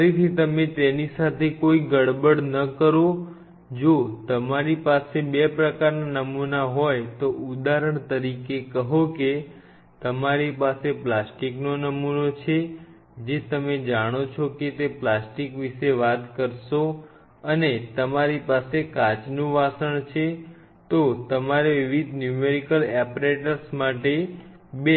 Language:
Gujarati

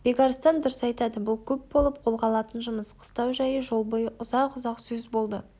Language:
Kazakh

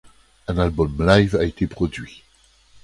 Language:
French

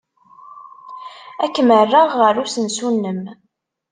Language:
Kabyle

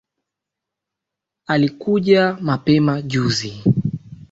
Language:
Swahili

